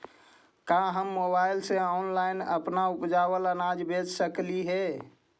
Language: Magahi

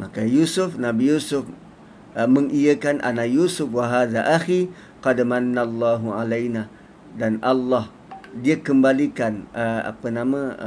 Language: Malay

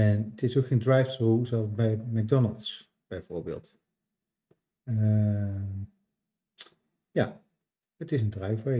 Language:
Dutch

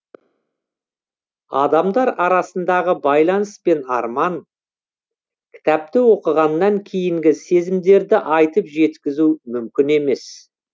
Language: Kazakh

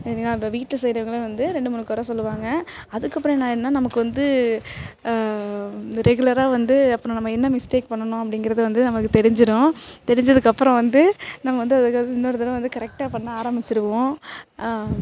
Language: Tamil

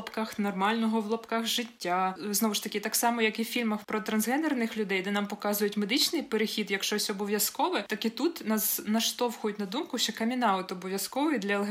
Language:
Ukrainian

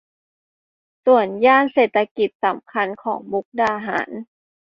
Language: Thai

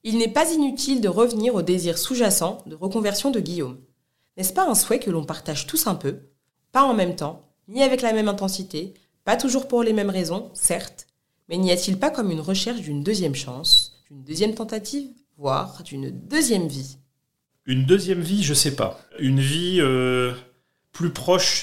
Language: French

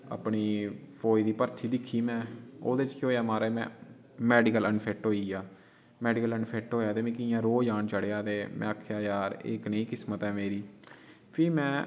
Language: Dogri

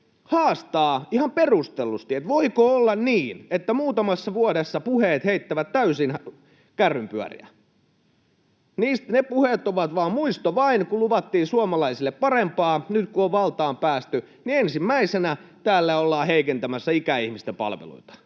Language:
Finnish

